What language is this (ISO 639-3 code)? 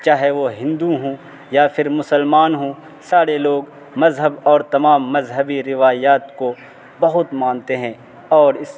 urd